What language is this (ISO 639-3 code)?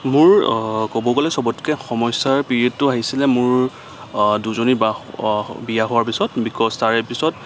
asm